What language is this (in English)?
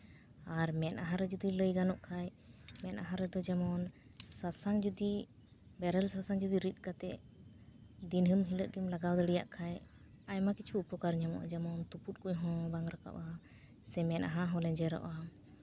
Santali